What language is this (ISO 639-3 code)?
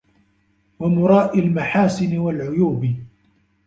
ara